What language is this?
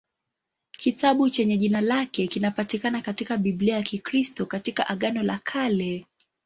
Swahili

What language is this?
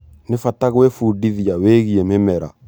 Kikuyu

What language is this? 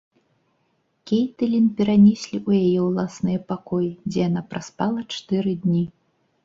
Belarusian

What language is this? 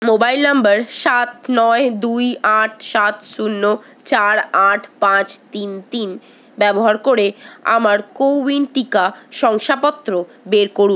Bangla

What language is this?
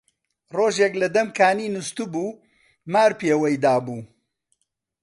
Central Kurdish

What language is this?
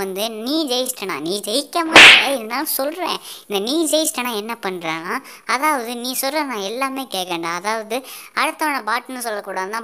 Korean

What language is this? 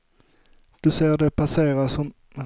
Swedish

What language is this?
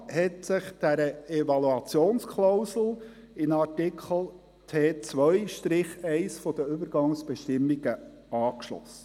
Swiss German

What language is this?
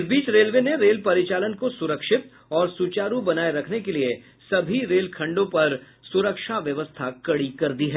Hindi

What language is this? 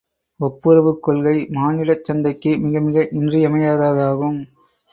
Tamil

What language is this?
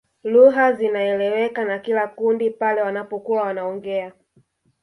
Swahili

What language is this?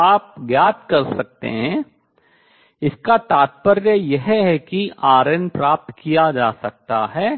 Hindi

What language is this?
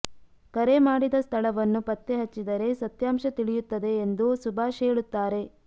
Kannada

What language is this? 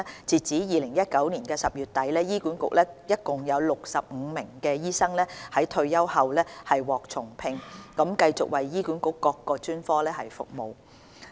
Cantonese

